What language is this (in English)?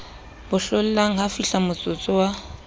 Southern Sotho